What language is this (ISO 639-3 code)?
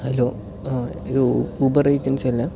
mal